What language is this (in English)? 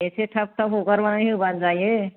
Bodo